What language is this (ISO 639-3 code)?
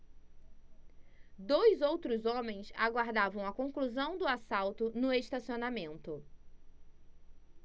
por